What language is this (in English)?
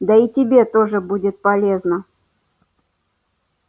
Russian